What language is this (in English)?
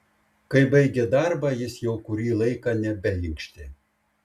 Lithuanian